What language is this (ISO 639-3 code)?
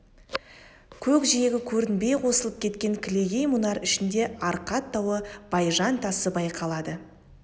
kaz